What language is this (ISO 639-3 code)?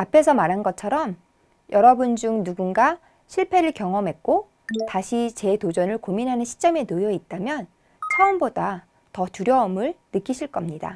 kor